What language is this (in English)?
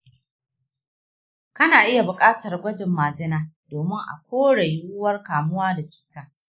Hausa